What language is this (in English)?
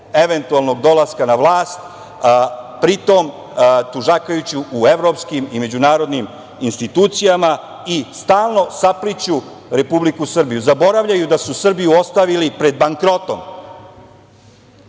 Serbian